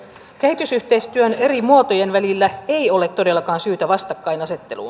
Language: Finnish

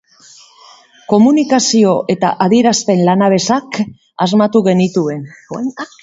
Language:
Basque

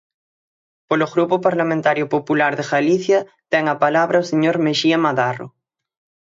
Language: Galician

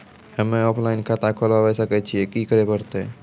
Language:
Maithili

